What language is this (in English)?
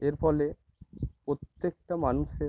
Bangla